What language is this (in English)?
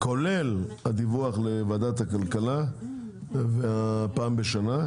Hebrew